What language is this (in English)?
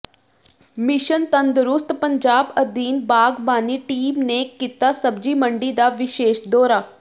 Punjabi